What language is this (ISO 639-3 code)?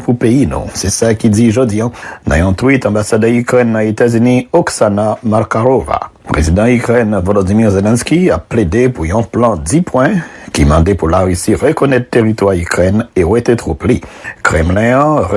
fra